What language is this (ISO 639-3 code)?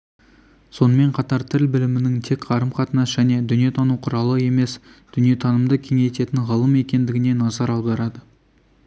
kaz